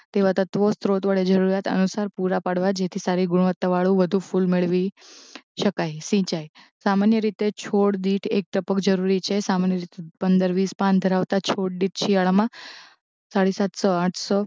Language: Gujarati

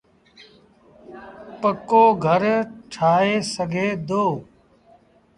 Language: Sindhi Bhil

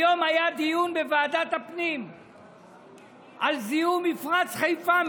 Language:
Hebrew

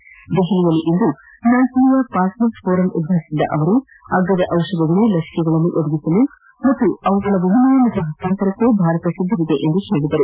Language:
Kannada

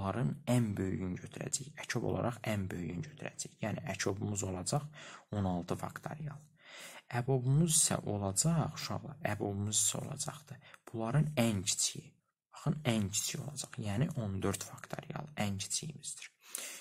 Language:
Turkish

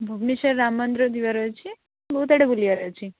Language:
Odia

